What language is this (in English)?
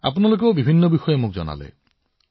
Assamese